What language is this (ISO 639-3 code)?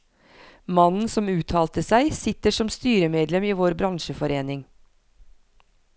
nor